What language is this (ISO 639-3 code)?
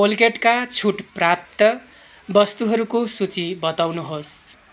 nep